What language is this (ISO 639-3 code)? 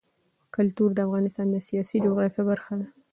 pus